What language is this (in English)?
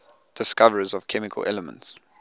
English